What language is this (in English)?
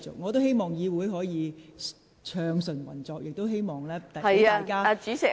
Cantonese